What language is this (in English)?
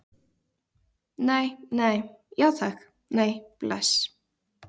Icelandic